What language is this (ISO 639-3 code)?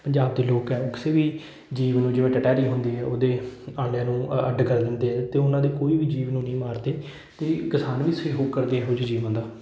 pan